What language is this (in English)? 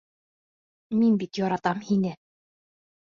Bashkir